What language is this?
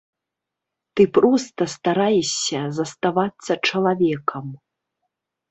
Belarusian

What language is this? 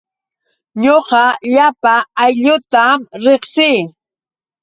Yauyos Quechua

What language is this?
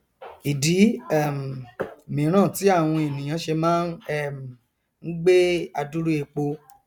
Yoruba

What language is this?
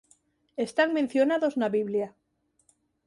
Galician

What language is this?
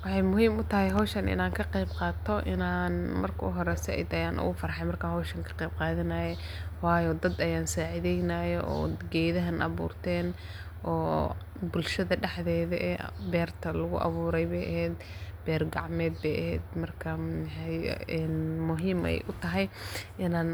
Somali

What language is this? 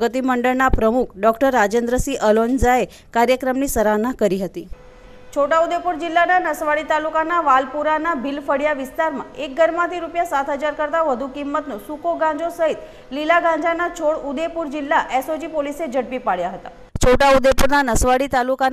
Hindi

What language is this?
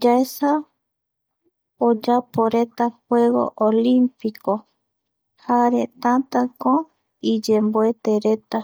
Eastern Bolivian Guaraní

